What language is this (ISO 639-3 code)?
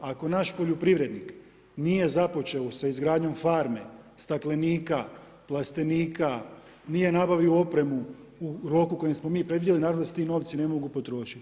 hrv